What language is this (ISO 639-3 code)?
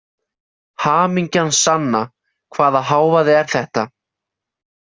isl